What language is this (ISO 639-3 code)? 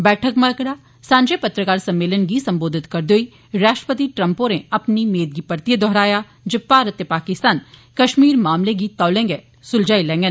doi